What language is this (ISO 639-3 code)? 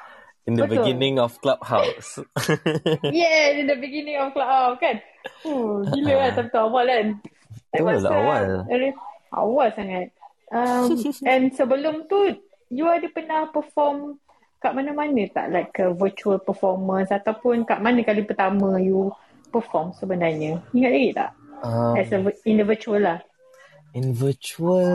msa